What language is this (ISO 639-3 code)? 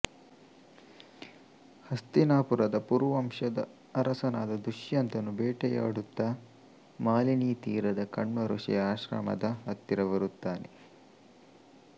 kan